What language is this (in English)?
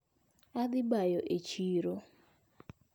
Luo (Kenya and Tanzania)